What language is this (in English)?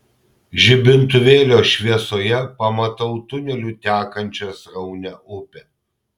Lithuanian